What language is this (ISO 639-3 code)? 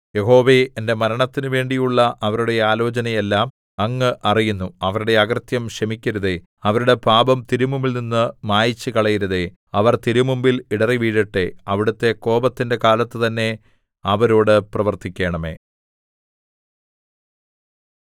mal